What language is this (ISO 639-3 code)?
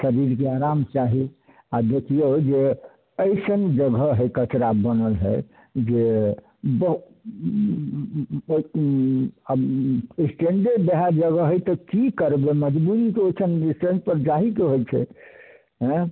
mai